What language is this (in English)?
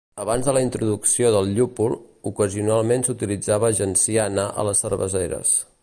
Catalan